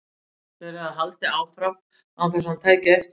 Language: Icelandic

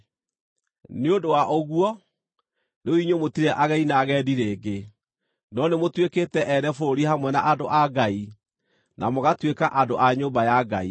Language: Kikuyu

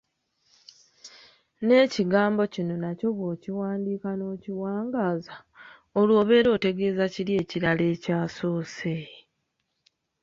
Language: Ganda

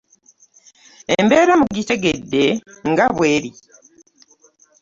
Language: Ganda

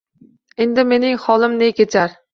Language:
Uzbek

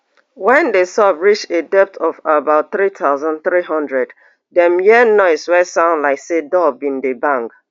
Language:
Nigerian Pidgin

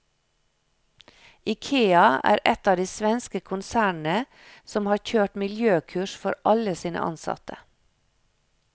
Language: Norwegian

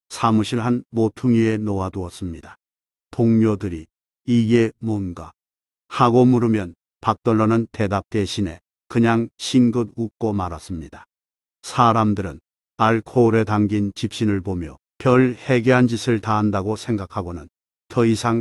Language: Korean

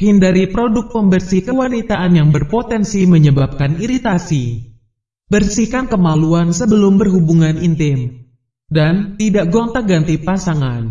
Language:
Indonesian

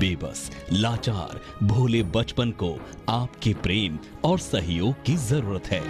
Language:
Hindi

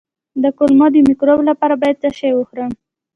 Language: Pashto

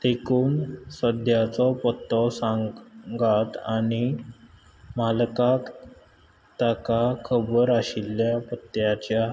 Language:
Konkani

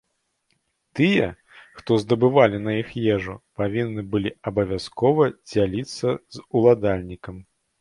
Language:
Belarusian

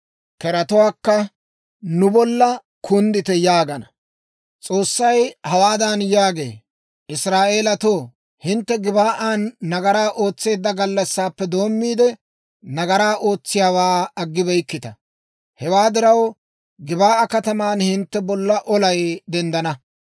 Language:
Dawro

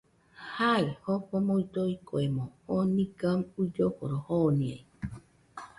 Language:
Nüpode Huitoto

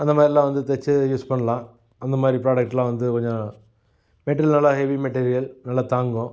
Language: Tamil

